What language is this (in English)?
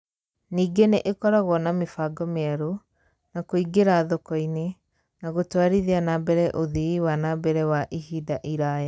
Kikuyu